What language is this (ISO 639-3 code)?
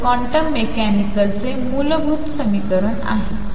mar